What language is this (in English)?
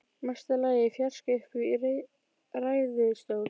Icelandic